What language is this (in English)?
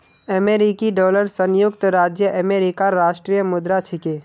Magahi